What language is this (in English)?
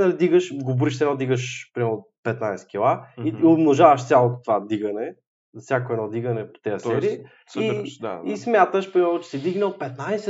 Bulgarian